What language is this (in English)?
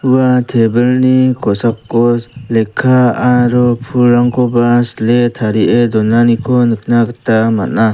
Garo